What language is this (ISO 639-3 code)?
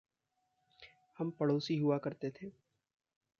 hin